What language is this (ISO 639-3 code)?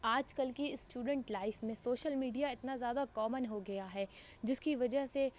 urd